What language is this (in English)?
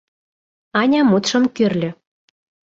Mari